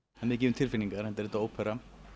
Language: Icelandic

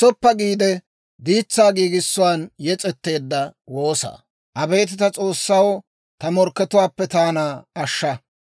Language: Dawro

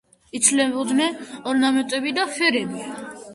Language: Georgian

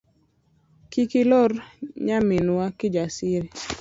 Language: Luo (Kenya and Tanzania)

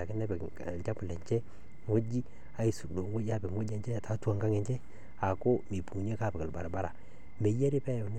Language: Masai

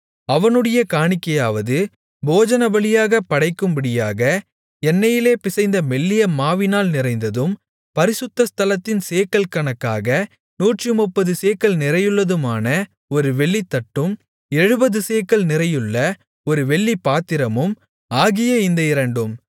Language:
Tamil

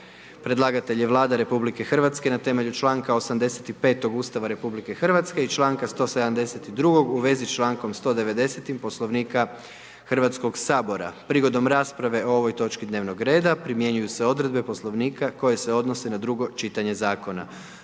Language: Croatian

